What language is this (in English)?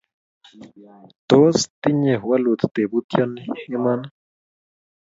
Kalenjin